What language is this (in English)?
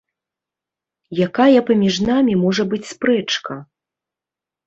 Belarusian